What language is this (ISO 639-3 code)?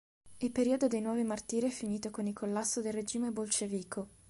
ita